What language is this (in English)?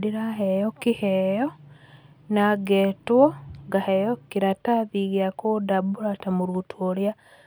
Kikuyu